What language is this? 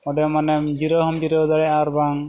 Santali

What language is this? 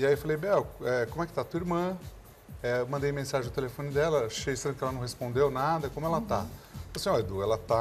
Portuguese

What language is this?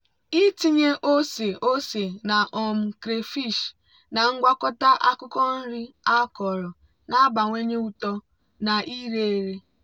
Igbo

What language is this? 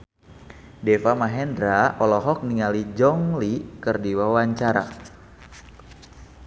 Sundanese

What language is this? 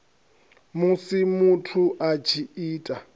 Venda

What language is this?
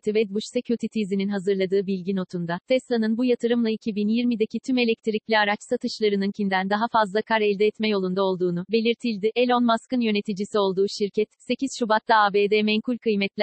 Turkish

